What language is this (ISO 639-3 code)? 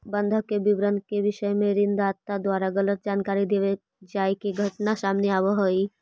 mag